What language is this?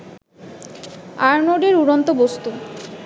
Bangla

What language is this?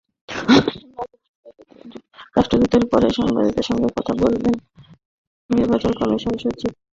Bangla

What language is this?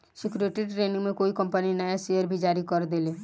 Bhojpuri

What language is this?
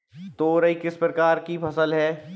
Hindi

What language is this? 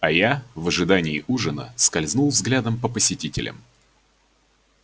Russian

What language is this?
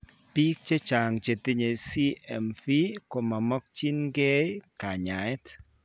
Kalenjin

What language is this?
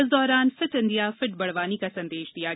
Hindi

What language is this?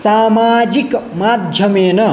Sanskrit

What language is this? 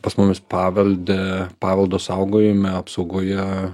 Lithuanian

